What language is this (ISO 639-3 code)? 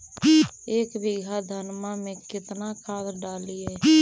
mag